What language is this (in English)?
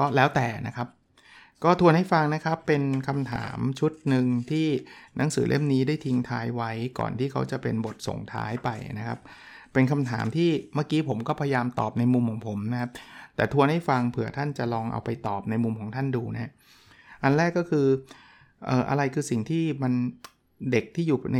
Thai